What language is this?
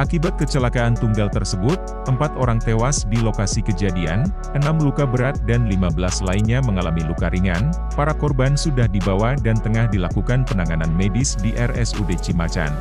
Indonesian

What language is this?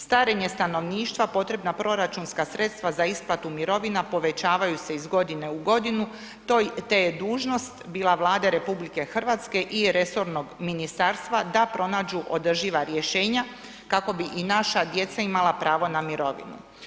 Croatian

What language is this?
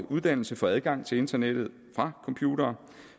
Danish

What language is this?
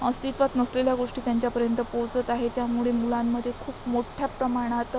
Marathi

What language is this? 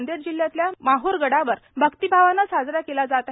Marathi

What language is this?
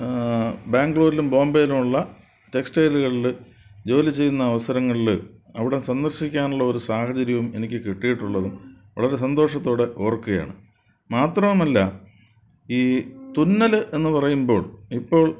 Malayalam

